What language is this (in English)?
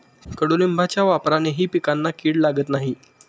Marathi